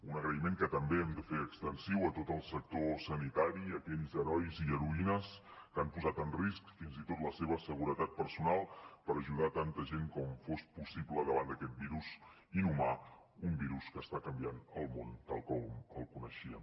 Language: Catalan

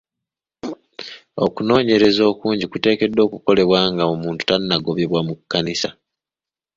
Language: Ganda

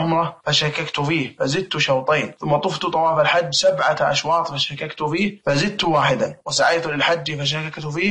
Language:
Arabic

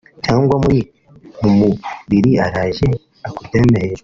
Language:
Kinyarwanda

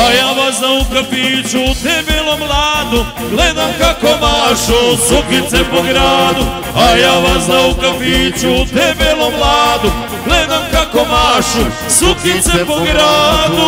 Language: Romanian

